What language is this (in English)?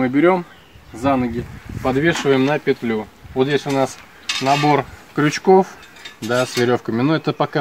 Russian